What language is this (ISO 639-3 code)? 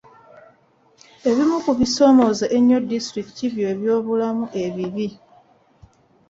lug